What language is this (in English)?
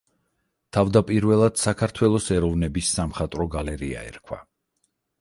Georgian